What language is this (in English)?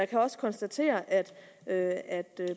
Danish